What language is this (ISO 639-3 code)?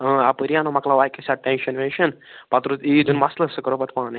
kas